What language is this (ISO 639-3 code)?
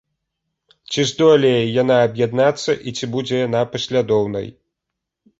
bel